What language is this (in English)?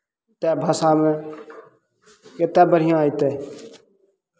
Maithili